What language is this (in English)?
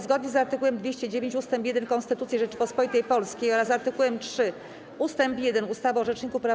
Polish